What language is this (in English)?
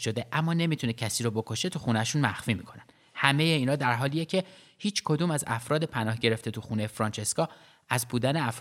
Persian